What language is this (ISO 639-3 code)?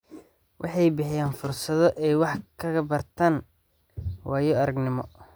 som